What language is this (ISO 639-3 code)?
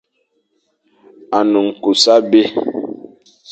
fan